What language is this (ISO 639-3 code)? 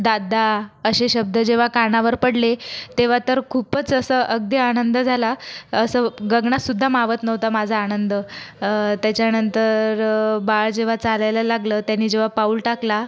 mar